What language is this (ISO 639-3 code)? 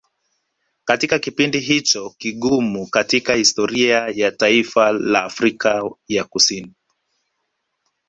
swa